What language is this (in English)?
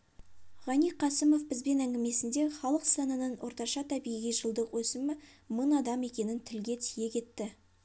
Kazakh